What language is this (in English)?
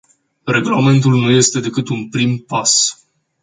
Romanian